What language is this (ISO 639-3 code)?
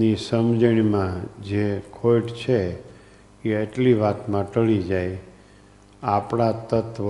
guj